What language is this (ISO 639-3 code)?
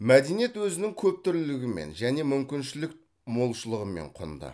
kaz